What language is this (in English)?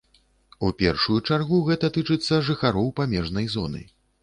Belarusian